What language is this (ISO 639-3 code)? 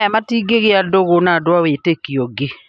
kik